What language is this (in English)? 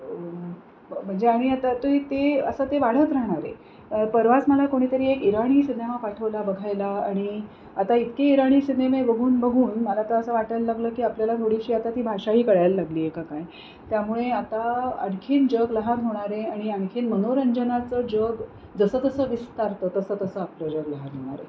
Marathi